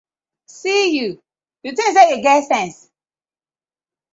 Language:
Nigerian Pidgin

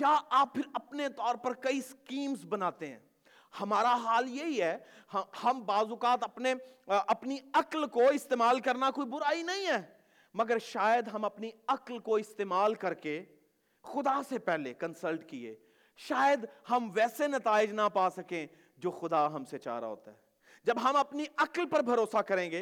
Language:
Urdu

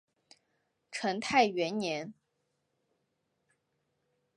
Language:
Chinese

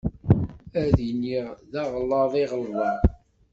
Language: Kabyle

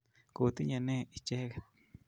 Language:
Kalenjin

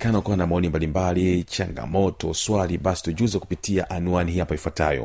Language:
Swahili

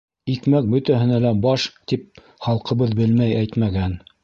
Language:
Bashkir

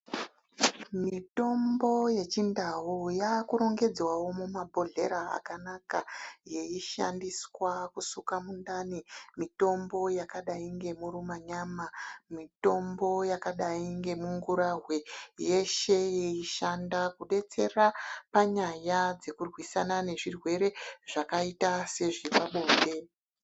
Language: Ndau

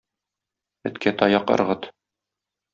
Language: Tatar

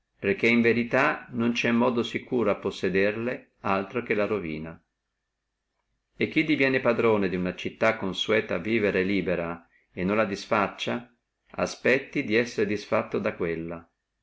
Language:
Italian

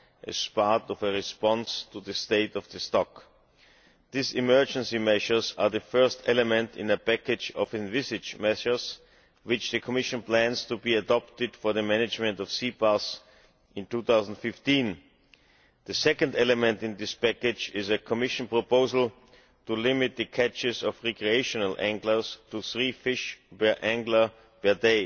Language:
English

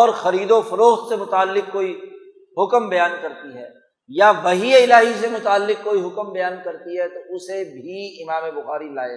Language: Urdu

